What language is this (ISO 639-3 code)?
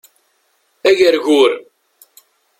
kab